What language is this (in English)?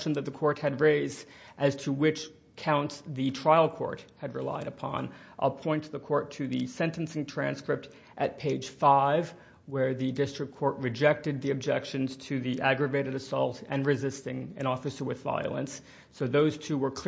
English